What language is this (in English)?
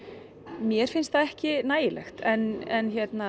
Icelandic